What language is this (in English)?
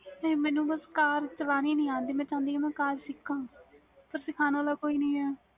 Punjabi